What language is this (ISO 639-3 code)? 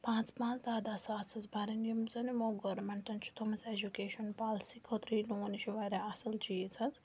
kas